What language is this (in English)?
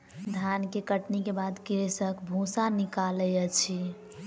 Maithili